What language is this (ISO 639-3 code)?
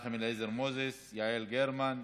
heb